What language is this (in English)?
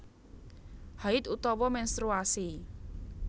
Javanese